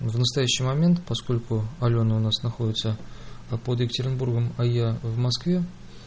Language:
Russian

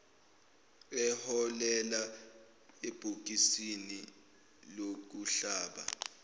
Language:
Zulu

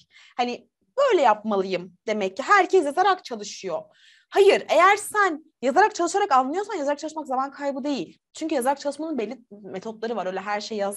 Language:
Turkish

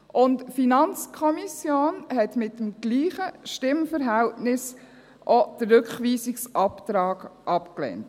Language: Swiss German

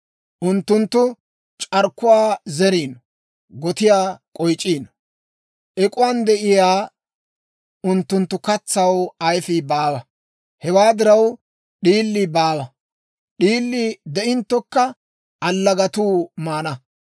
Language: Dawro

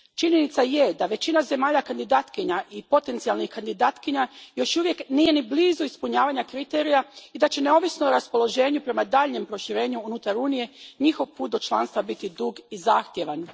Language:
Croatian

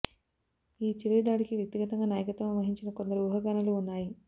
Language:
Telugu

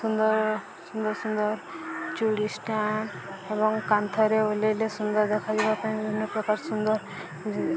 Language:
Odia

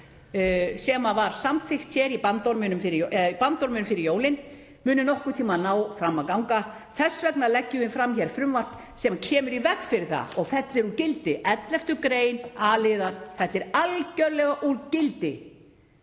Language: Icelandic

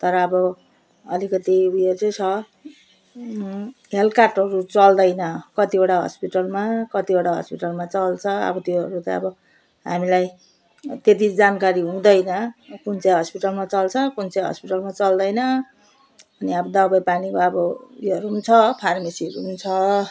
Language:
Nepali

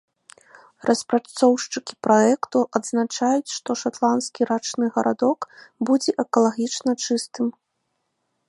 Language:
Belarusian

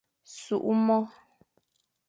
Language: Fang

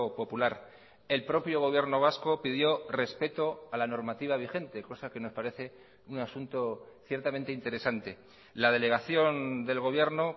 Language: Spanish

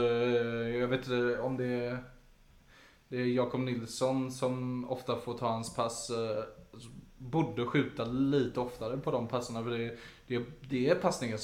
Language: Swedish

